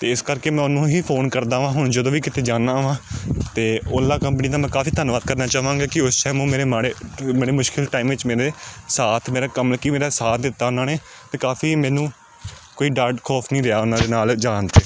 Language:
Punjabi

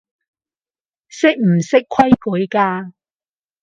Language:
Cantonese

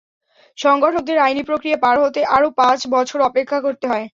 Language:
Bangla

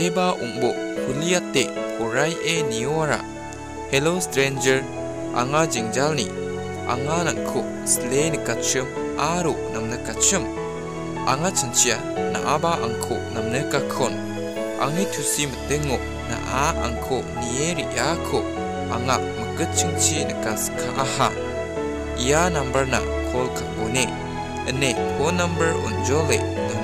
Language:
Thai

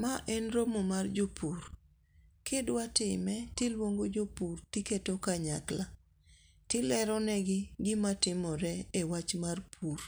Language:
Luo (Kenya and Tanzania)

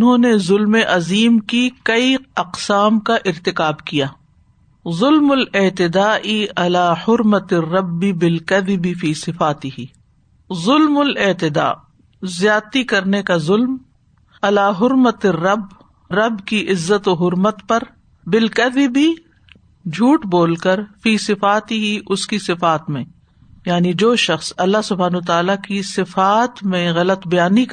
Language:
Urdu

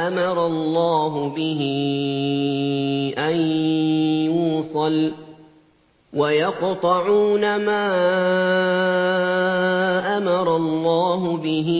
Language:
Arabic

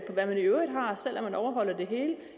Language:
Danish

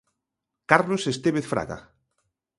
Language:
Galician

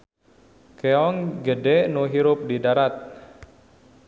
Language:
Sundanese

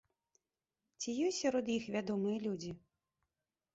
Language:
Belarusian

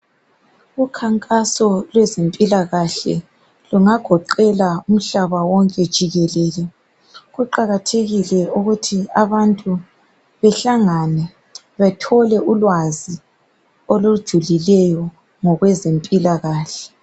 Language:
North Ndebele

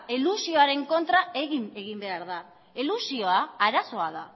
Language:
Basque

